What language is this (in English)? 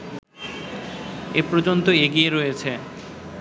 Bangla